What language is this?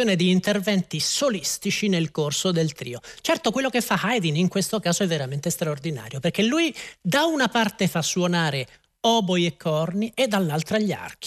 Italian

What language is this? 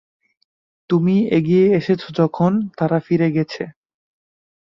Bangla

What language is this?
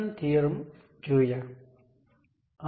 Gujarati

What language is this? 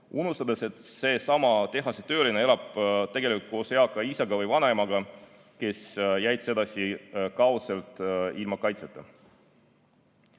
Estonian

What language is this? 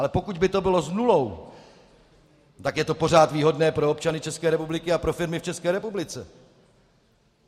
Czech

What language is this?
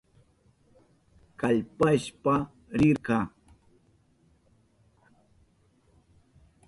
Southern Pastaza Quechua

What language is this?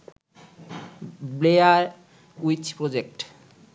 Bangla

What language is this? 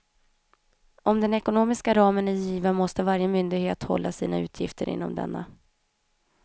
Swedish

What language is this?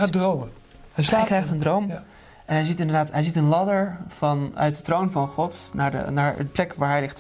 Dutch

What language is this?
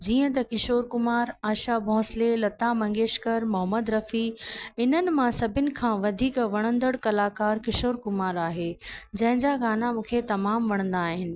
Sindhi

